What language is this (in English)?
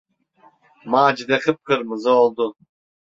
Turkish